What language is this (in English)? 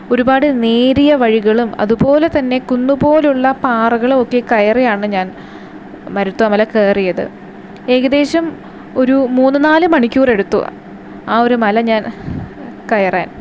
Malayalam